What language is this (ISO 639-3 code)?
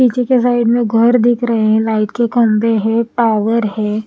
hin